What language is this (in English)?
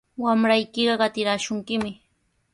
Sihuas Ancash Quechua